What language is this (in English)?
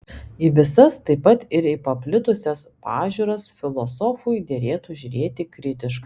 Lithuanian